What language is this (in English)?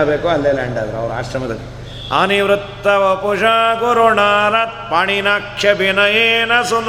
Kannada